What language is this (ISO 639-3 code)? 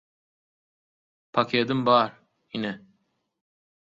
tuk